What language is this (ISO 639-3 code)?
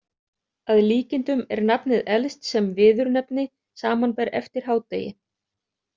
isl